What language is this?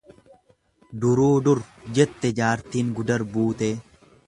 Oromo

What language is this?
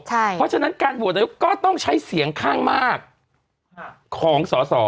Thai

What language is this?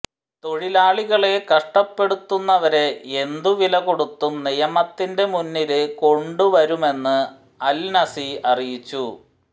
Malayalam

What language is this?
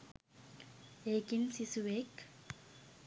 Sinhala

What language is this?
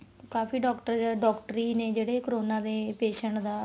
Punjabi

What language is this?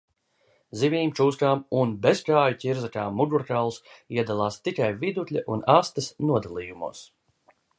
Latvian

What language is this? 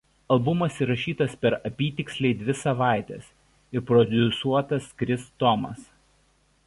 Lithuanian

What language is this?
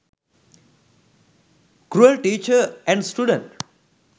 Sinhala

